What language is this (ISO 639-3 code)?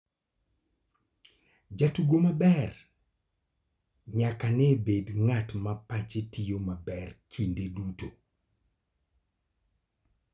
luo